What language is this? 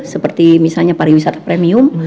Indonesian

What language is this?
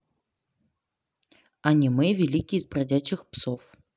Russian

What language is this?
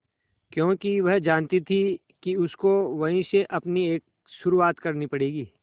Hindi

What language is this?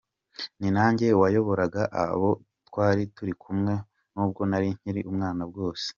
Kinyarwanda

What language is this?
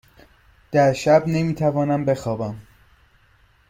Persian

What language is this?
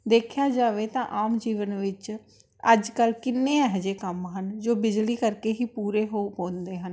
Punjabi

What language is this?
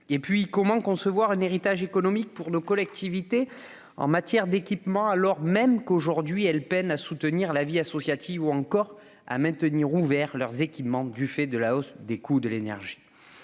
French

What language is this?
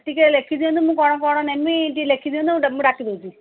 Odia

